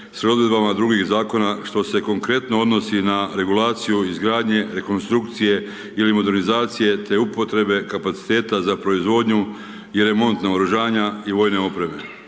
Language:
Croatian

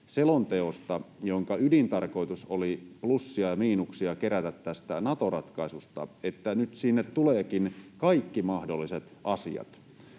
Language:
Finnish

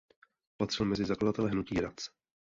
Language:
Czech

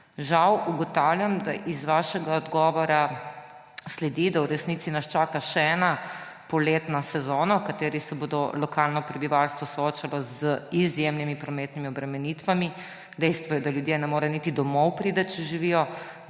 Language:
Slovenian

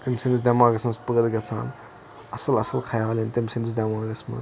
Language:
Kashmiri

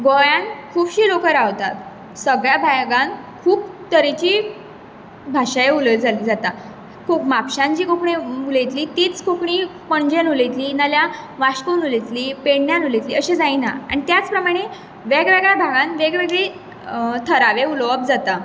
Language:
Konkani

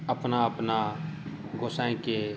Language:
Maithili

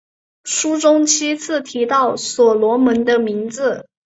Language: Chinese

